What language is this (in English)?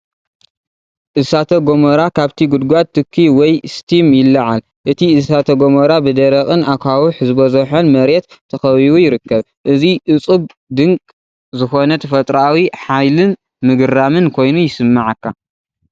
Tigrinya